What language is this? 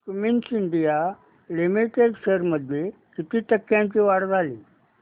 Marathi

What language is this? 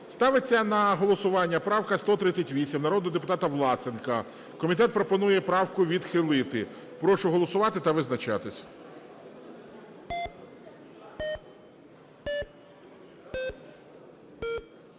Ukrainian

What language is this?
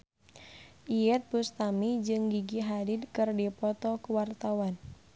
Sundanese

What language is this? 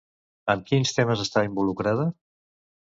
Catalan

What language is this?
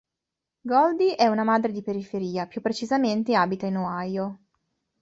Italian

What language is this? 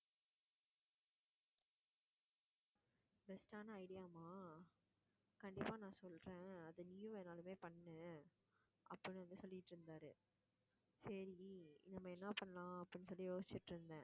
Tamil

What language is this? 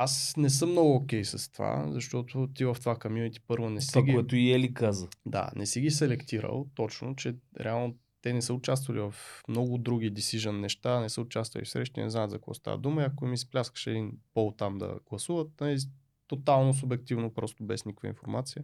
Bulgarian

